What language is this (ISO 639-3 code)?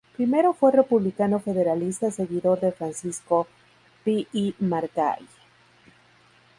spa